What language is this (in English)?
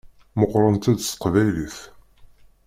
Kabyle